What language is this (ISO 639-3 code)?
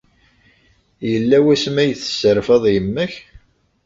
kab